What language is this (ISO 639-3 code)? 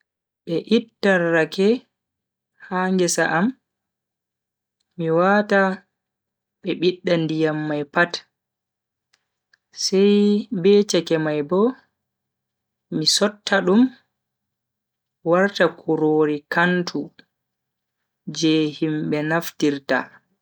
fui